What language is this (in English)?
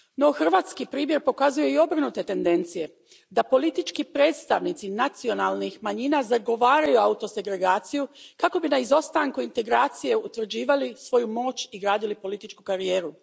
Croatian